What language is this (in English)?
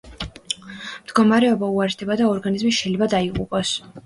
Georgian